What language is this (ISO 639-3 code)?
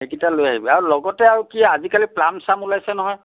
asm